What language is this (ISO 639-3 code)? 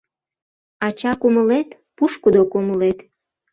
chm